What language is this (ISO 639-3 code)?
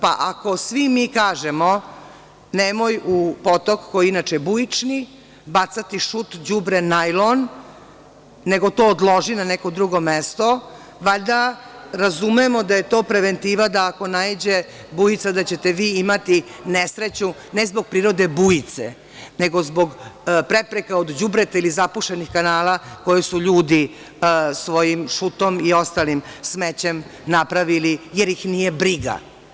srp